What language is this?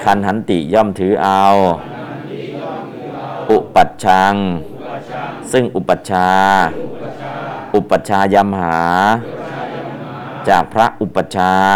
Thai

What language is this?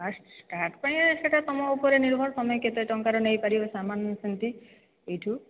Odia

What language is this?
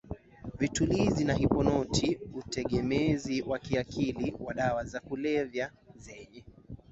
Swahili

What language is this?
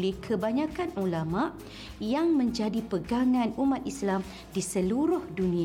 Malay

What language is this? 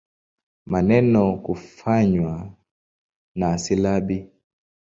Swahili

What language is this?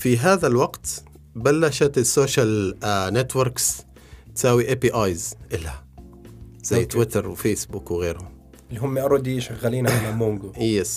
Arabic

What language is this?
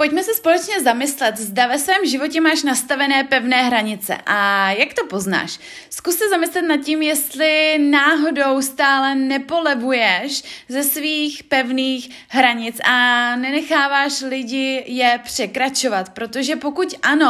Czech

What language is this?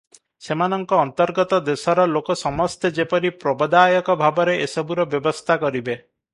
Odia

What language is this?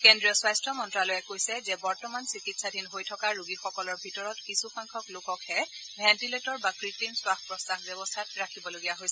Assamese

